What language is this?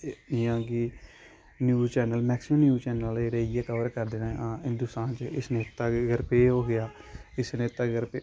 Dogri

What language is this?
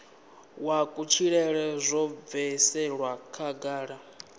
Venda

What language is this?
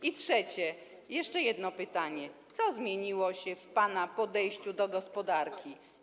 Polish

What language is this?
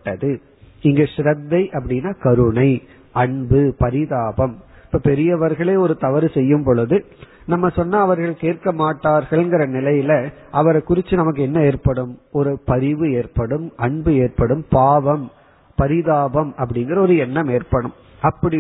Tamil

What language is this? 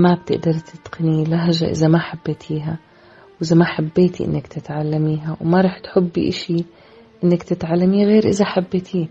Arabic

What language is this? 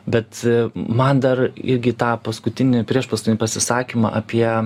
Lithuanian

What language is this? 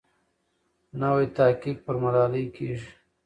Pashto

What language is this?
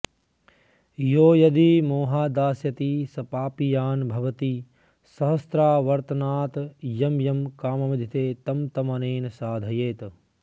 Sanskrit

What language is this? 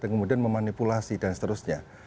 Indonesian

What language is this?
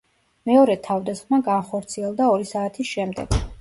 Georgian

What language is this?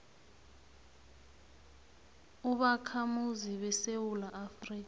South Ndebele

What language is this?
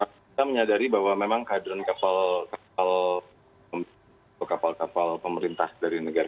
Indonesian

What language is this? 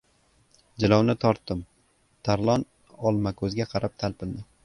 Uzbek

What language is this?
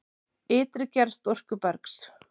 Icelandic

